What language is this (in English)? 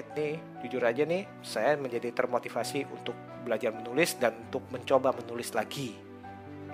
Indonesian